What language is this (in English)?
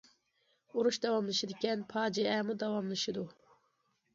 Uyghur